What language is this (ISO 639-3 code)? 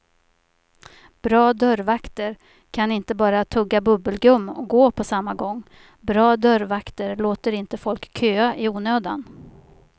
swe